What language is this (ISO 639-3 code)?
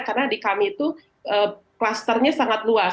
ind